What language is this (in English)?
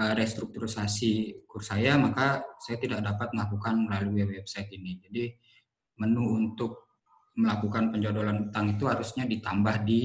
Indonesian